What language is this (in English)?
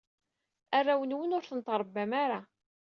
Kabyle